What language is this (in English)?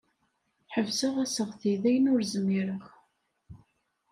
Kabyle